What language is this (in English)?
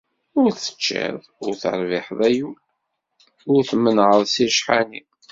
Kabyle